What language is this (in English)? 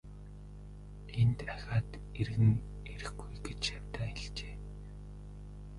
Mongolian